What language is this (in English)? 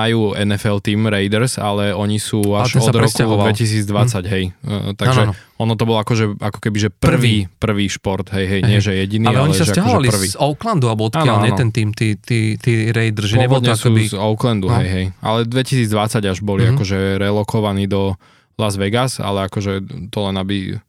Slovak